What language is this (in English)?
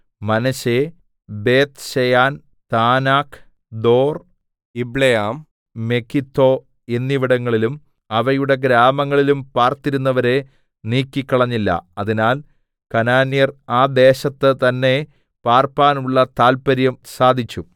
Malayalam